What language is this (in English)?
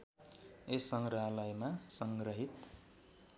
Nepali